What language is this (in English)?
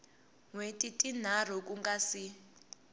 Tsonga